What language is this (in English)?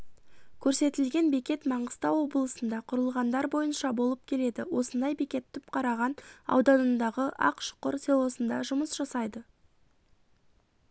Kazakh